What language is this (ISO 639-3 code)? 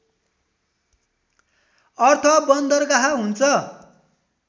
nep